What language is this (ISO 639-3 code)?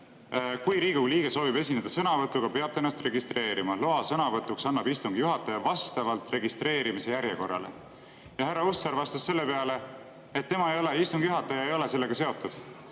est